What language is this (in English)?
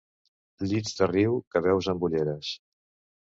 Catalan